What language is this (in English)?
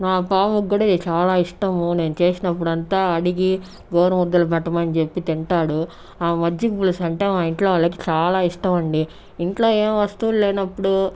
Telugu